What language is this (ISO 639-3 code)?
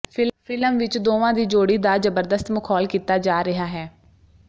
pan